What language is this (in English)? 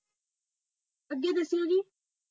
Punjabi